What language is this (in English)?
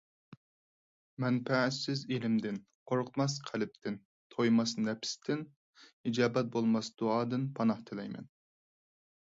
Uyghur